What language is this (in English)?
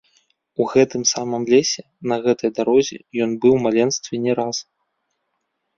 Belarusian